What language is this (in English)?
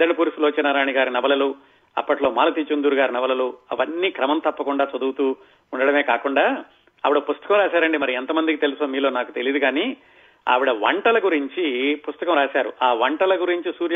Telugu